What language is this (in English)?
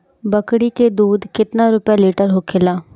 Bhojpuri